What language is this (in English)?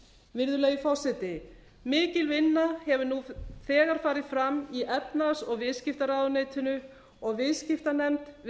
Icelandic